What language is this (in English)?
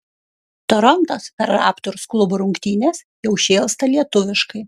Lithuanian